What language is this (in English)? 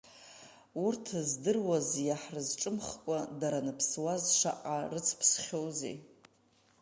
Abkhazian